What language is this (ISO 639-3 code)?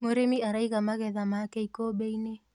kik